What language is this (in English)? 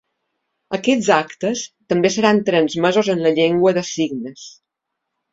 Catalan